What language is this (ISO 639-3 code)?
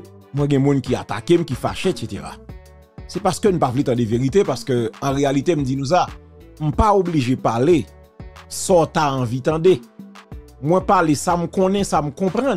fra